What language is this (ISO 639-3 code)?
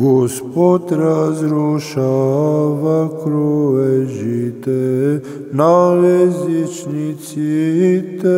ron